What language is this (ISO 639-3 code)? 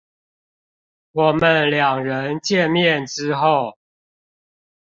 zho